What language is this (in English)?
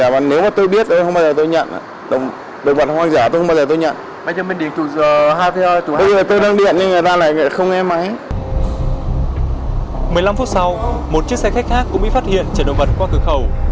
Vietnamese